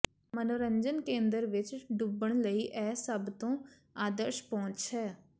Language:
Punjabi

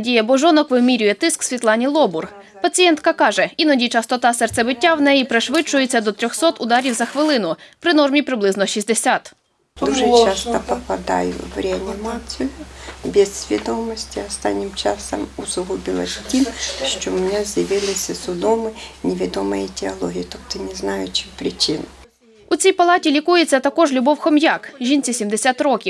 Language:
Ukrainian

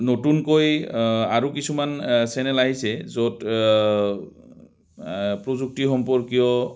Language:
Assamese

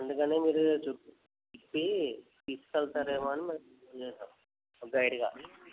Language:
Telugu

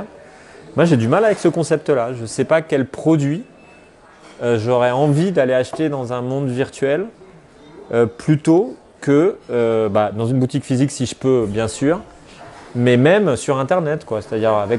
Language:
French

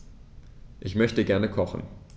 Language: German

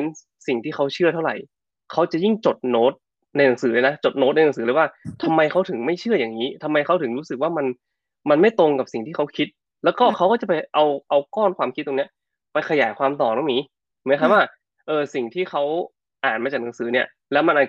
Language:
Thai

